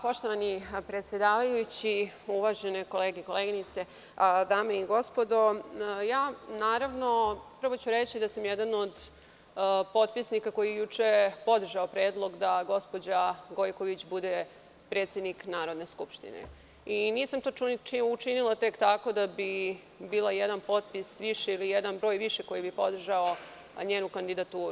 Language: Serbian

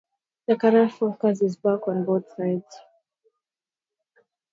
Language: English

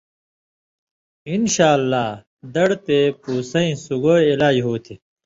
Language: Indus Kohistani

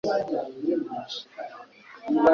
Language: Kinyarwanda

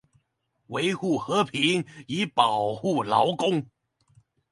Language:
Chinese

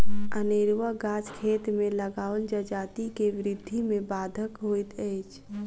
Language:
Maithili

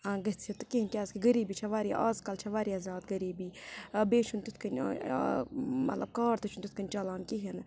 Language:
Kashmiri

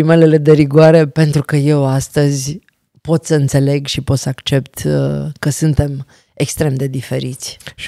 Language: Romanian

